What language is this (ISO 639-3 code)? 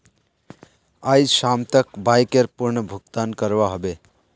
mag